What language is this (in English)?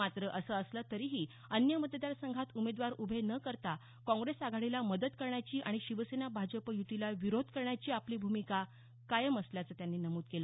Marathi